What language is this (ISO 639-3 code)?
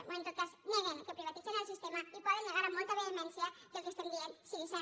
cat